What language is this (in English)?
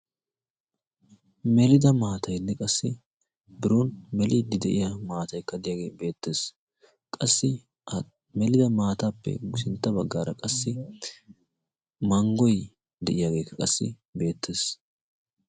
Wolaytta